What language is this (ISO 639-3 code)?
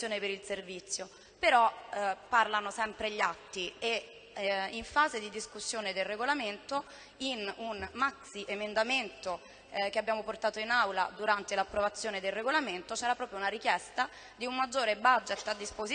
ita